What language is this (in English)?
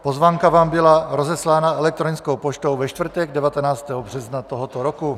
Czech